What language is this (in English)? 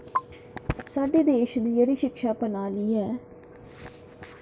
Dogri